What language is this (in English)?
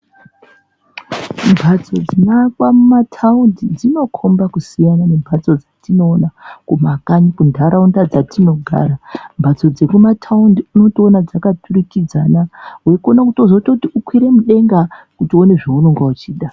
Ndau